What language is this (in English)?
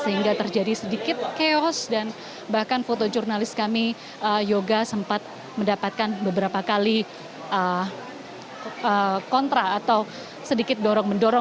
Indonesian